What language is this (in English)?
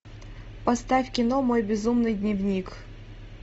Russian